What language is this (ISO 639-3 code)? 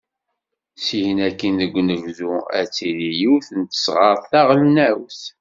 kab